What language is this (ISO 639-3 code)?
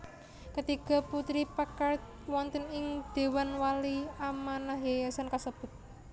jav